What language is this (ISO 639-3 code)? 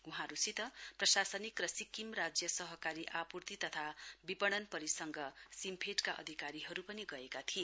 nep